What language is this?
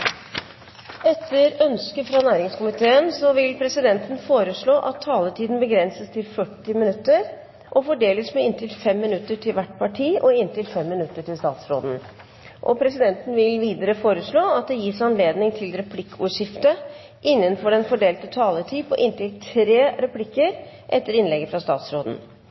Norwegian Bokmål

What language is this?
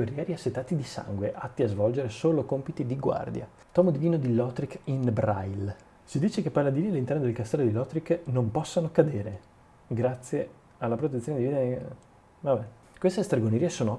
Italian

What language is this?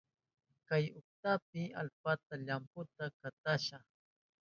Southern Pastaza Quechua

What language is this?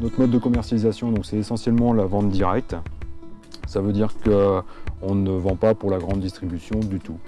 French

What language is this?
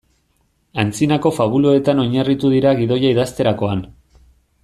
Basque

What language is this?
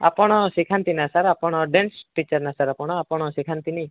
Odia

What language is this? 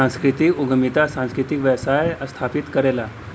Bhojpuri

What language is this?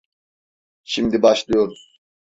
Turkish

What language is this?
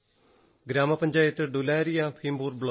Malayalam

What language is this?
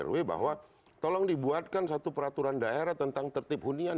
Indonesian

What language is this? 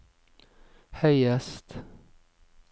Norwegian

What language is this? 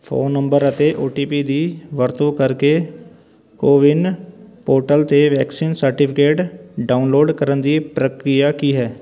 Punjabi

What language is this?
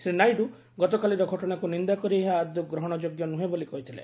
Odia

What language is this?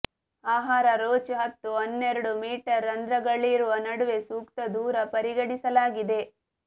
Kannada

